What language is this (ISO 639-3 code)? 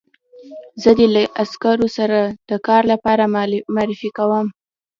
pus